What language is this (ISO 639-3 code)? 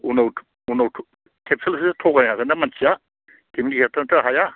brx